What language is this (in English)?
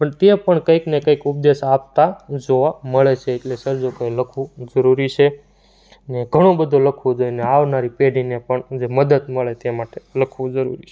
Gujarati